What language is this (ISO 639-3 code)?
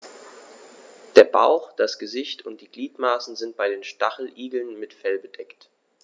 deu